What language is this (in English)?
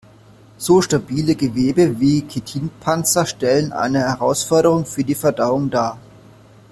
German